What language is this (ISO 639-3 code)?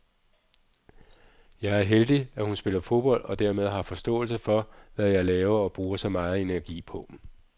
dan